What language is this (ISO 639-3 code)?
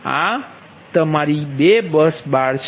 guj